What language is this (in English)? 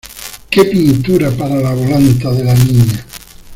Spanish